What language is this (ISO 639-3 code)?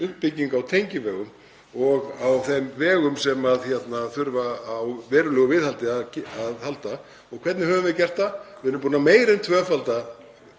isl